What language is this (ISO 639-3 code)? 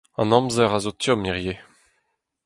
bre